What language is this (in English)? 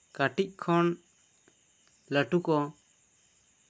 Santali